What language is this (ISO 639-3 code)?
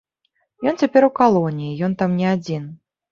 bel